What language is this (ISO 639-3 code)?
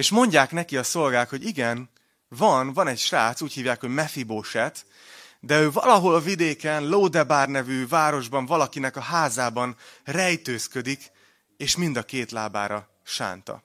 hun